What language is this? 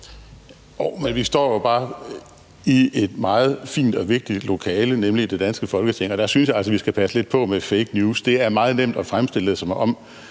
Danish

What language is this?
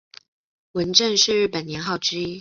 Chinese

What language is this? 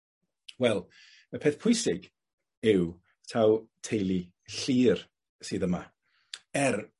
Welsh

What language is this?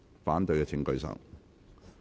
Cantonese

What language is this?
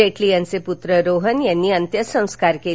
Marathi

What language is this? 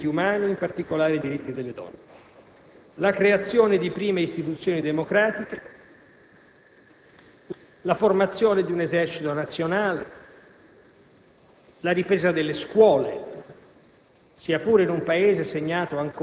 Italian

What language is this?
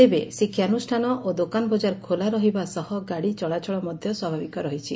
Odia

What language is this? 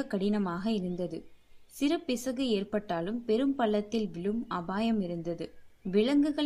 Tamil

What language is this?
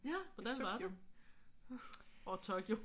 Danish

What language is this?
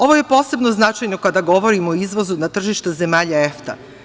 Serbian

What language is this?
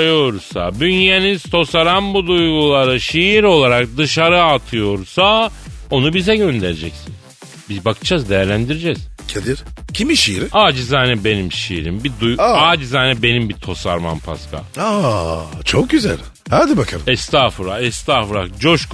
Turkish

